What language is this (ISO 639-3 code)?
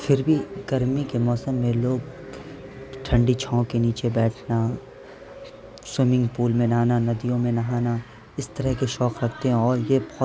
urd